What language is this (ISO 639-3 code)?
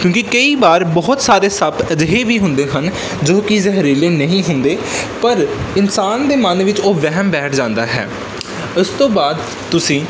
pan